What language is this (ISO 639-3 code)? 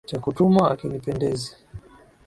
swa